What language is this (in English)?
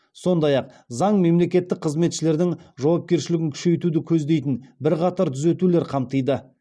Kazakh